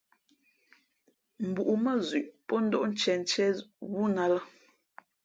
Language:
Fe'fe'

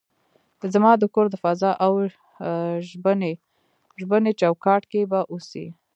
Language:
Pashto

